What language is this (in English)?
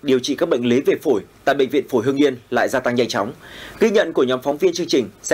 Vietnamese